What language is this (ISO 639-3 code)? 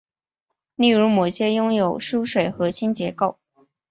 zho